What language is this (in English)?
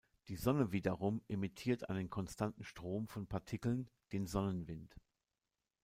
German